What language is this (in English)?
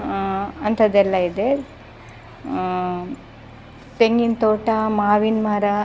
Kannada